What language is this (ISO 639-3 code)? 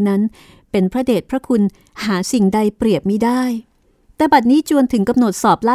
tha